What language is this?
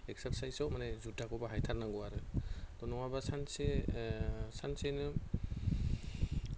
Bodo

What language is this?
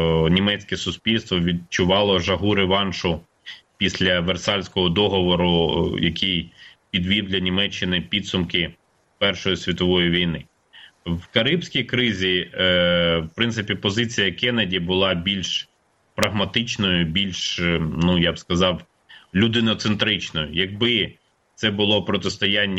Ukrainian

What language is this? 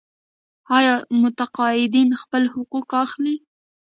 Pashto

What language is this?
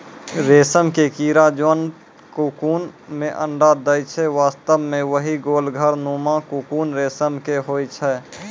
Maithili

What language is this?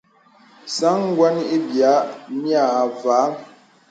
Bebele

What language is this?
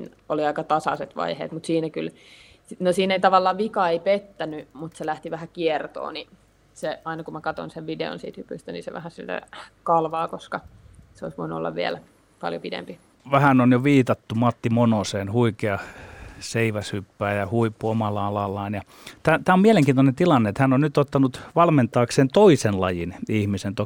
Finnish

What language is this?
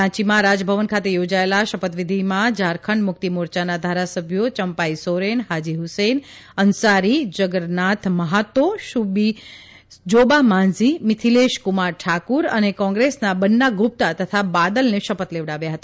Gujarati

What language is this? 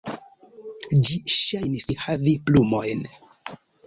Esperanto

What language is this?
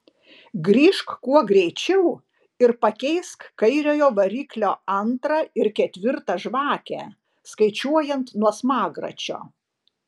Lithuanian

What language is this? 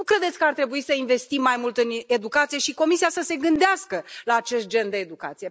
Romanian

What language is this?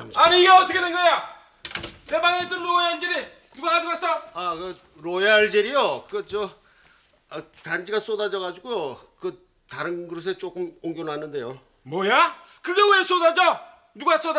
Korean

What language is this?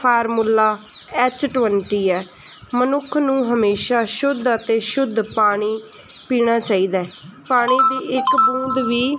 Punjabi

